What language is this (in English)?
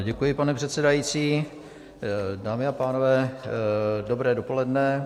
Czech